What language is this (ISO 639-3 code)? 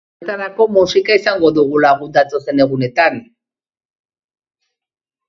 eus